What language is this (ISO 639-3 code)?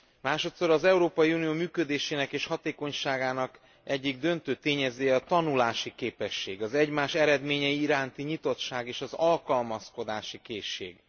hun